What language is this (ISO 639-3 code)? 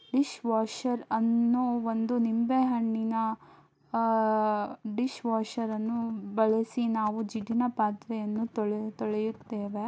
kan